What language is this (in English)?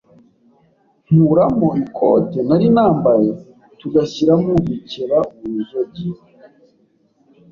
Kinyarwanda